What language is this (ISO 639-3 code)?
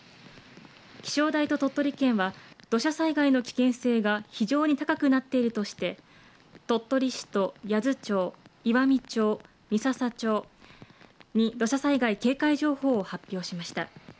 jpn